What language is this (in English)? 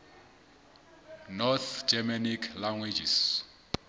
Southern Sotho